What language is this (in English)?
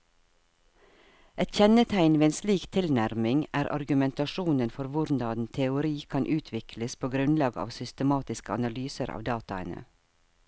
Norwegian